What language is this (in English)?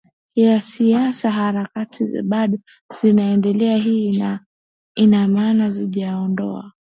Swahili